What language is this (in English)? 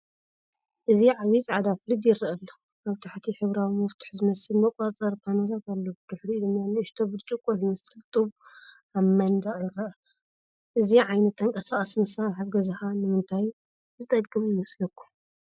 Tigrinya